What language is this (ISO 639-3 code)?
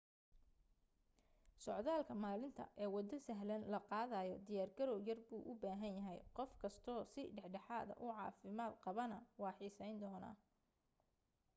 som